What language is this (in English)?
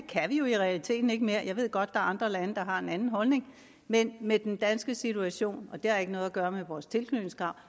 Danish